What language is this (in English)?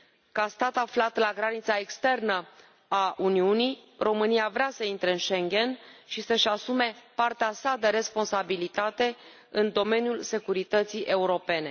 Romanian